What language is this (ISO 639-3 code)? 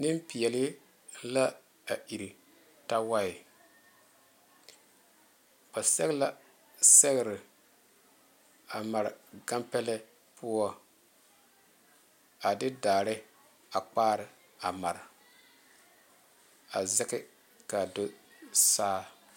dga